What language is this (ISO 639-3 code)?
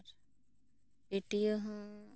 sat